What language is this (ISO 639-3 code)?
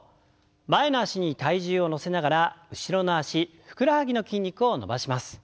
jpn